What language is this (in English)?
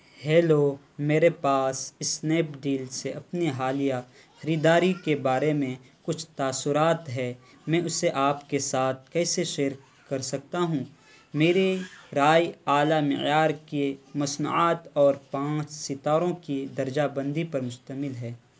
Urdu